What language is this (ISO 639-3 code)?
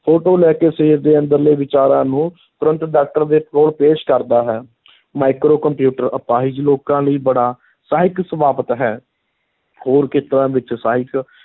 pan